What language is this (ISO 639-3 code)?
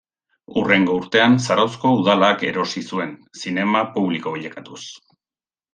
eus